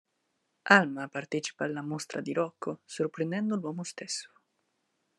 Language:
Italian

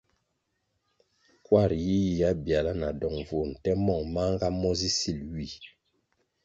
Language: Kwasio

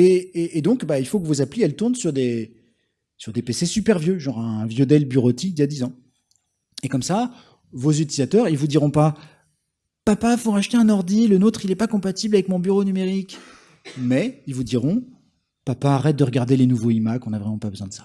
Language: French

